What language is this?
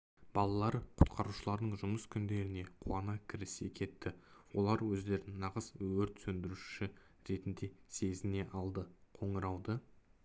Kazakh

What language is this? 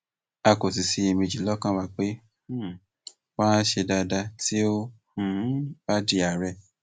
Yoruba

